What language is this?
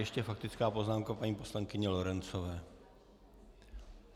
Czech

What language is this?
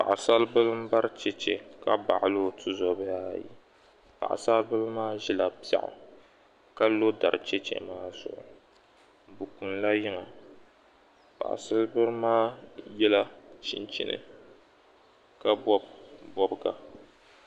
Dagbani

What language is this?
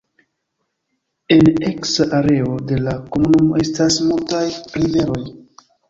Esperanto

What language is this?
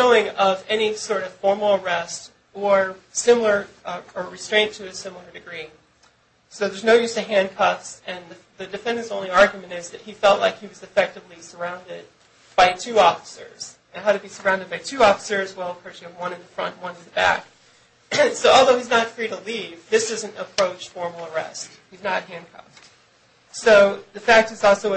English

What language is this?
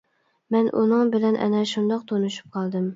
Uyghur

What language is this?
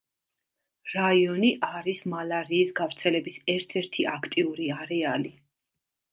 Georgian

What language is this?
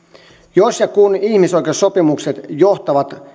Finnish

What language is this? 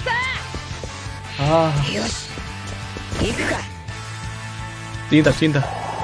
Korean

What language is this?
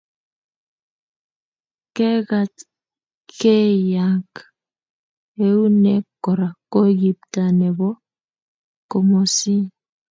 Kalenjin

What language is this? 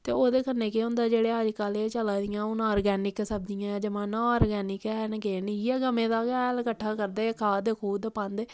Dogri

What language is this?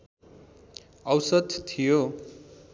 Nepali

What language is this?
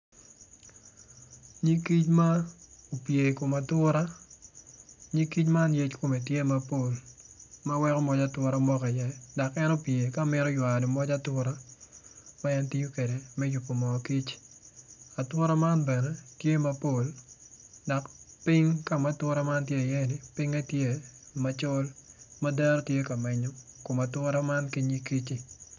Acoli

